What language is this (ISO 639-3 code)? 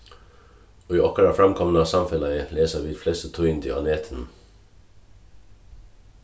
fao